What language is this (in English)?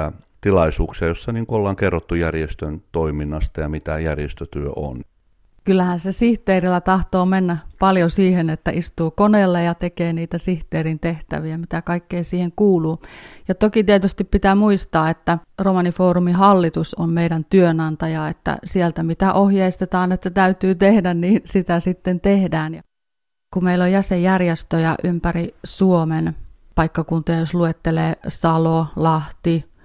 Finnish